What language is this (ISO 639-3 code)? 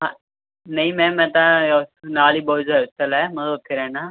pan